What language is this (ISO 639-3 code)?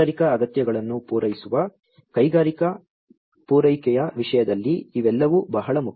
kan